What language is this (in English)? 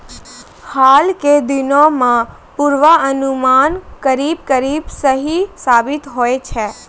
Maithili